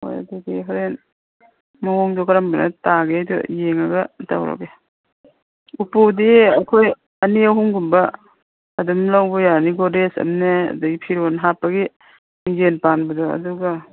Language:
Manipuri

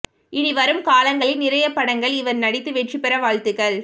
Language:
Tamil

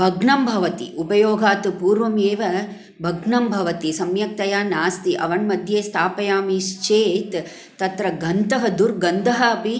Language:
Sanskrit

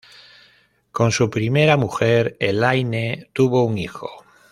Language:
Spanish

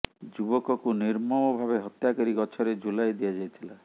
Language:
Odia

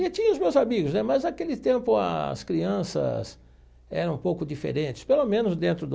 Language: Portuguese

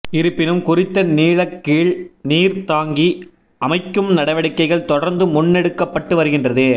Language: Tamil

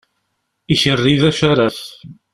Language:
Kabyle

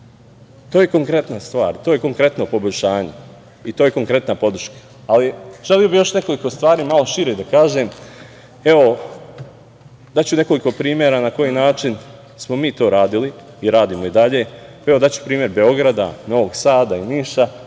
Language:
Serbian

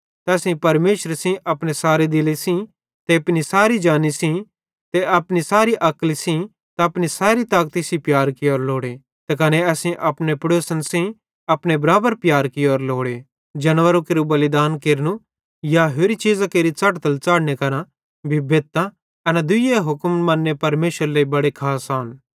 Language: Bhadrawahi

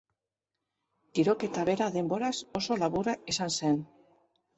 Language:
Basque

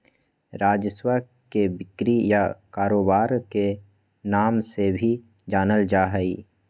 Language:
Magahi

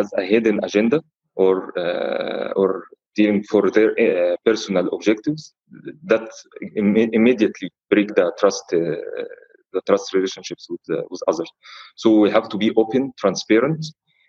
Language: English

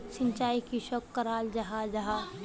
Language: Magahi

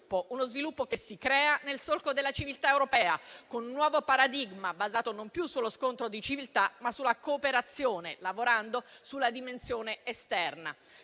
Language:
Italian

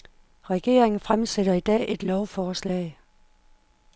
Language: Danish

